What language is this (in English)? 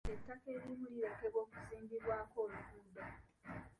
Ganda